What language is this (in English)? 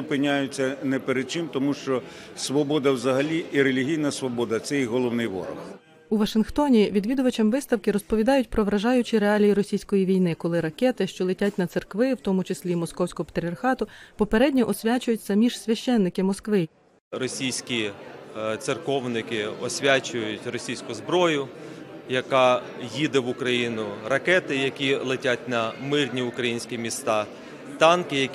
Ukrainian